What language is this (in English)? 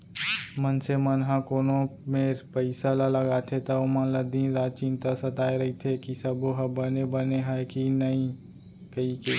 Chhattisgarhi